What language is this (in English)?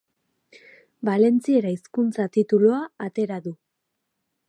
Basque